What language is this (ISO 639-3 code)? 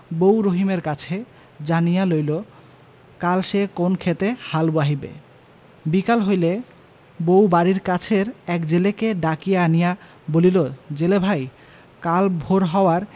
ben